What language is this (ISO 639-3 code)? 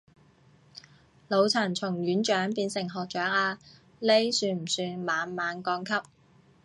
yue